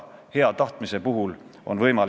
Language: Estonian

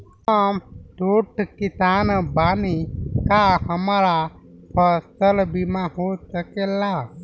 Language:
Bhojpuri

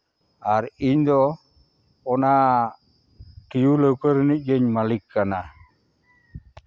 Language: Santali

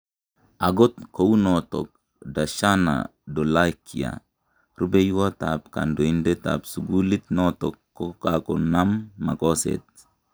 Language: Kalenjin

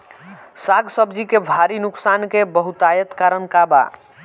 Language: Bhojpuri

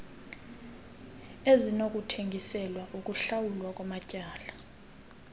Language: Xhosa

